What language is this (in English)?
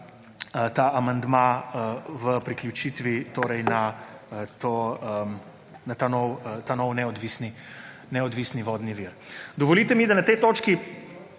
Slovenian